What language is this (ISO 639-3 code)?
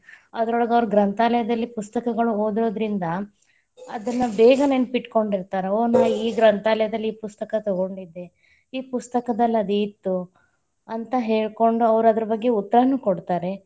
kan